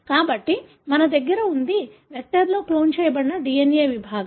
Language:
Telugu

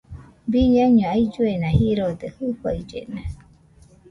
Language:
Nüpode Huitoto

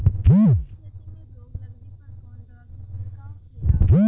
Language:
Bhojpuri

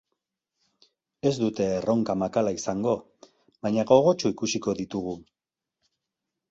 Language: Basque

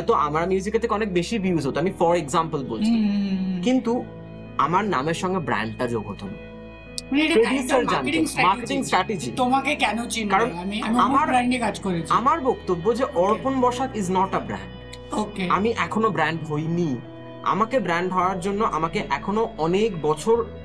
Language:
Bangla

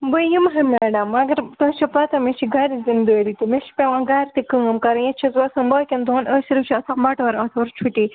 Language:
Kashmiri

